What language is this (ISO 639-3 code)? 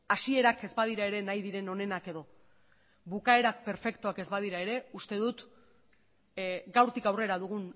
eus